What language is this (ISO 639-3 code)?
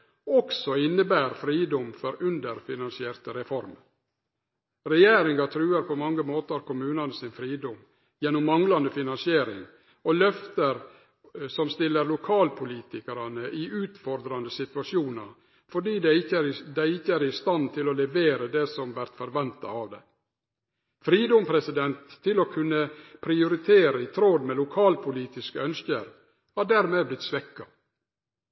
nno